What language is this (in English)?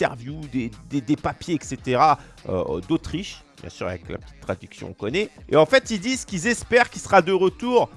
French